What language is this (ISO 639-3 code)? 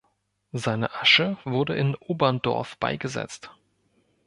deu